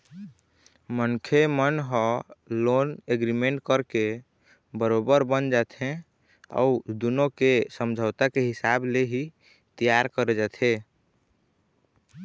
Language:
Chhattisgarhi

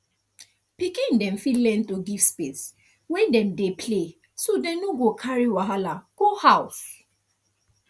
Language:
Nigerian Pidgin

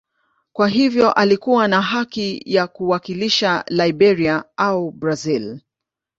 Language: Swahili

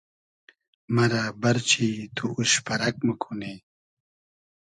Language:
Hazaragi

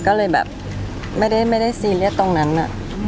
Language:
Thai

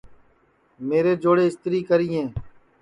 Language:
Sansi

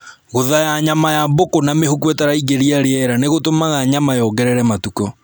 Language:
Kikuyu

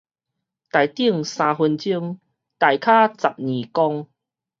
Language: Min Nan Chinese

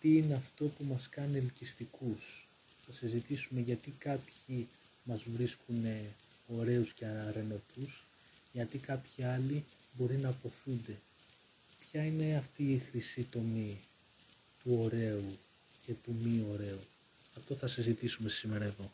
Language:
Greek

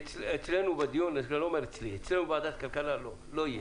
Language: Hebrew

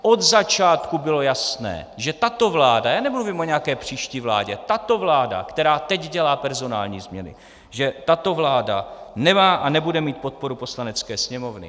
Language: Czech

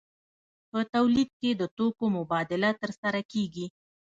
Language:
Pashto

